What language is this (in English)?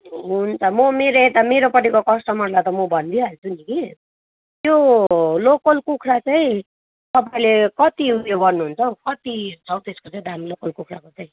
Nepali